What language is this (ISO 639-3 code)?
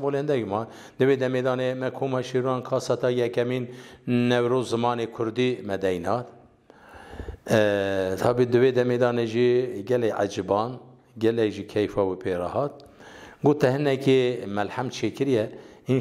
fas